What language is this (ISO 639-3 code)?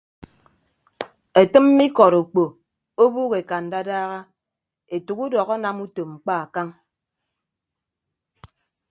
ibb